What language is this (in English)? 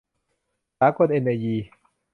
Thai